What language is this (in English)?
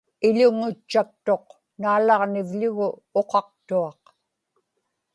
Inupiaq